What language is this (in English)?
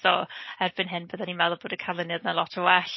Welsh